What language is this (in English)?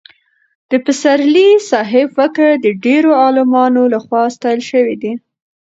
Pashto